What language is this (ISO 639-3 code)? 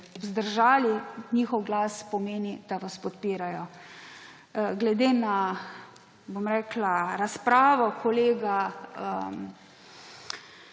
slv